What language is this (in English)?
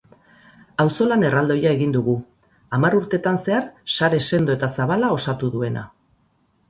Basque